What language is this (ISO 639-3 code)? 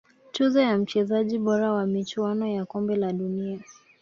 swa